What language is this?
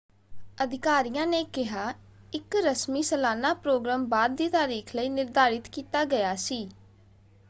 Punjabi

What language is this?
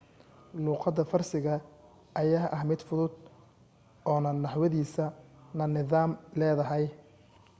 Somali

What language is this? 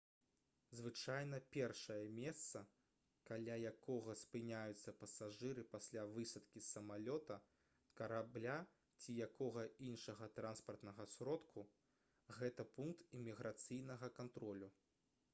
Belarusian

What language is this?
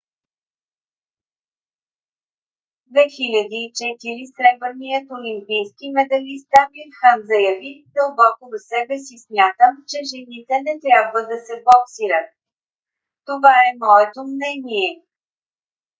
Bulgarian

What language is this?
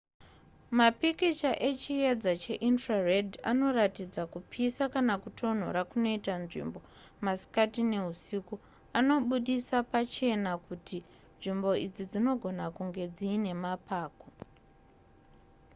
Shona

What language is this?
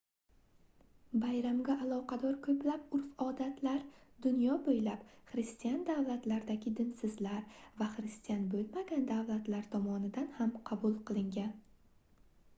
Uzbek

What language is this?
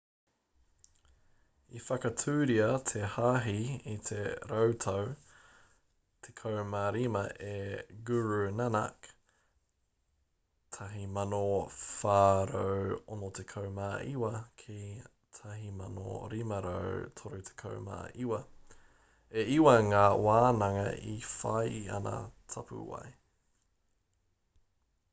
Māori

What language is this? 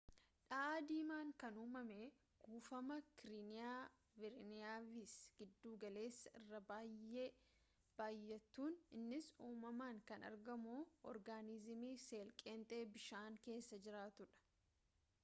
Oromo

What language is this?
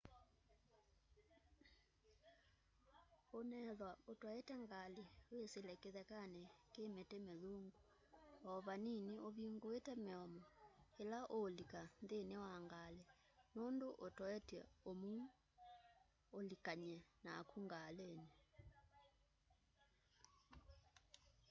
Kamba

